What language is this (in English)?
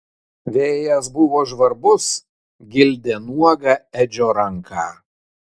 Lithuanian